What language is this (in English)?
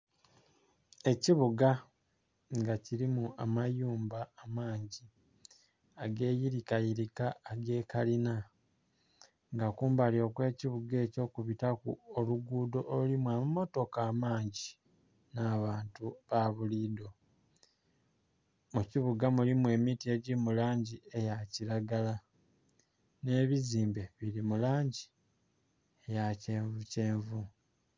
Soga